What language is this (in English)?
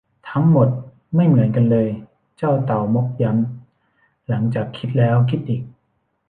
Thai